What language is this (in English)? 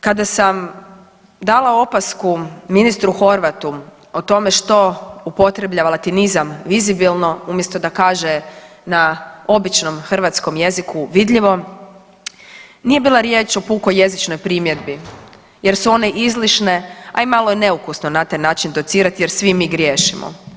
Croatian